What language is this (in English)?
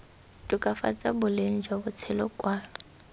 Tswana